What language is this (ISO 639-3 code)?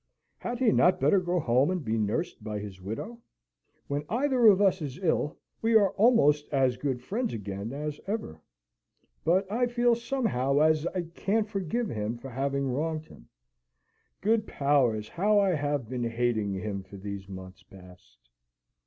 eng